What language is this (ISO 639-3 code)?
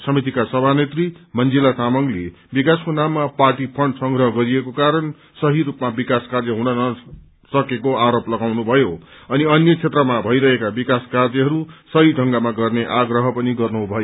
nep